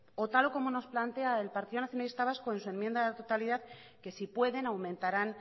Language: Spanish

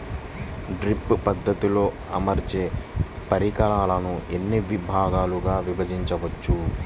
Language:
Telugu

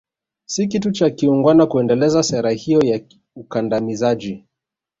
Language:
Swahili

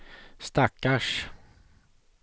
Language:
Swedish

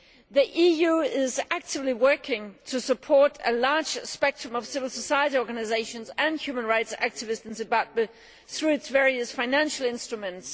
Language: English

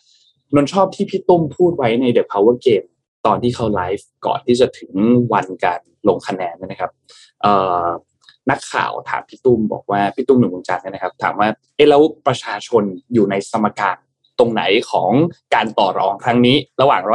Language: Thai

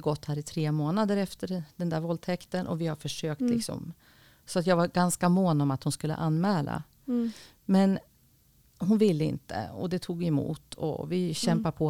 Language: Swedish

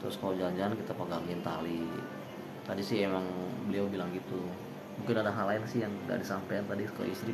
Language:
Indonesian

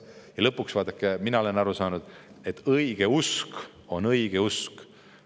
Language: Estonian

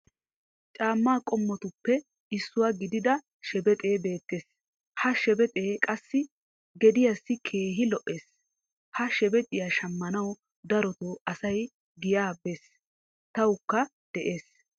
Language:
Wolaytta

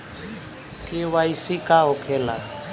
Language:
Bhojpuri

